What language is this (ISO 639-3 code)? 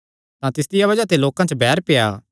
xnr